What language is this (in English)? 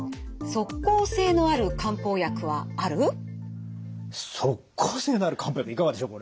Japanese